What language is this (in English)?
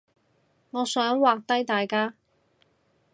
Cantonese